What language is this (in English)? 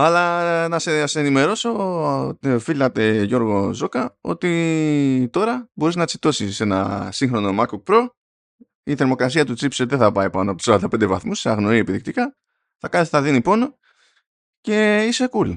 Greek